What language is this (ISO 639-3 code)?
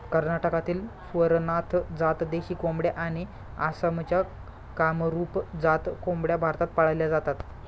mar